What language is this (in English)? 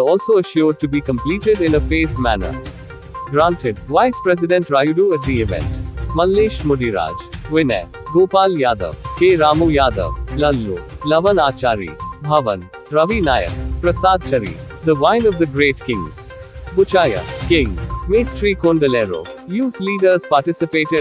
English